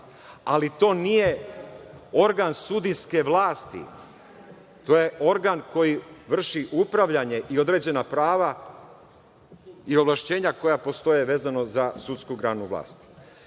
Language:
Serbian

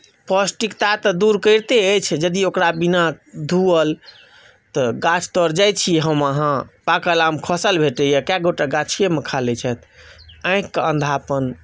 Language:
Maithili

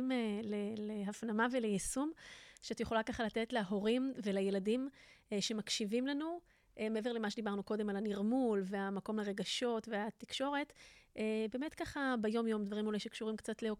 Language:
Hebrew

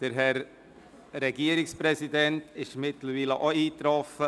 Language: Swiss German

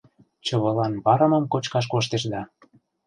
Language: Mari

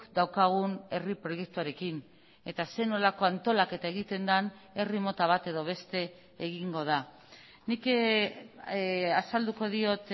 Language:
Basque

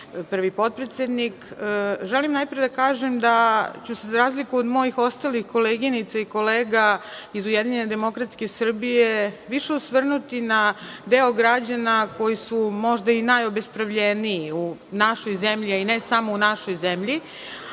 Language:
Serbian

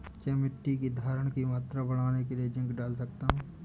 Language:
Hindi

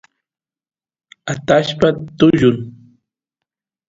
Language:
Santiago del Estero Quichua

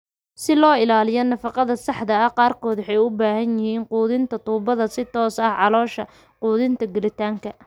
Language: Somali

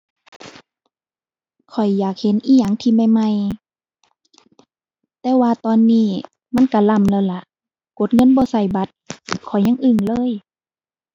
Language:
Thai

